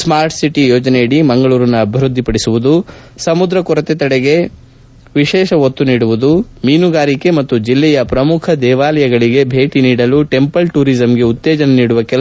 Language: Kannada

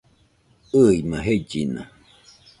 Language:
Nüpode Huitoto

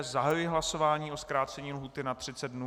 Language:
Czech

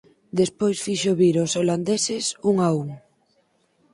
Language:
Galician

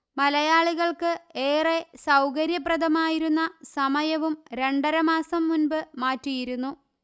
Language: Malayalam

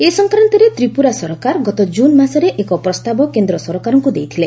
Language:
Odia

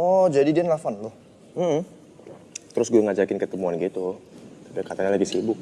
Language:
Indonesian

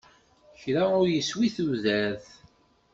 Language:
Kabyle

